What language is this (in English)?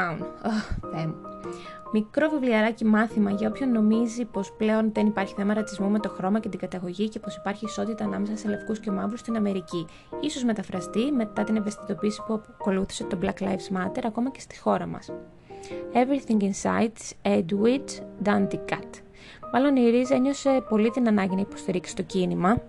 Greek